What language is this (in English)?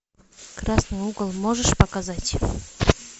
Russian